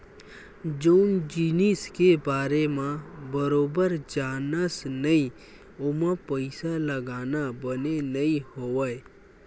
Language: Chhattisgarhi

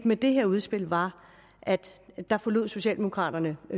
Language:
Danish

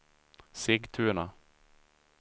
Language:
Swedish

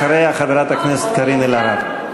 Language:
Hebrew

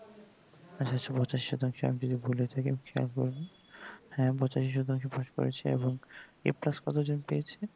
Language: Bangla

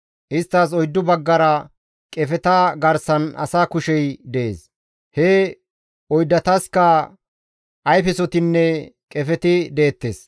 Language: Gamo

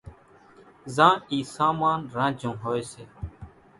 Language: Kachi Koli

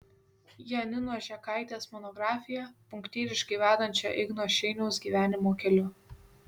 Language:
Lithuanian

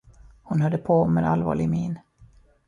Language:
Swedish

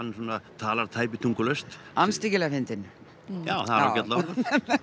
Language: Icelandic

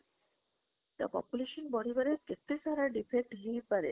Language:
Odia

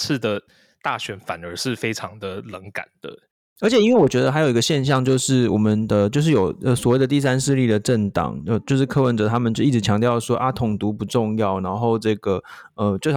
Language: Chinese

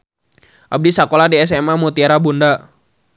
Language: Sundanese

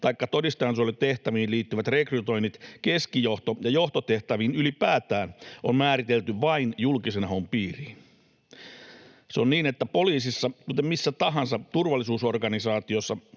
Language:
Finnish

